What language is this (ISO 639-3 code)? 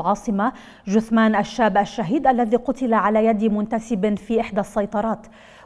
ara